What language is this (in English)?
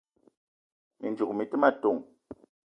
Eton (Cameroon)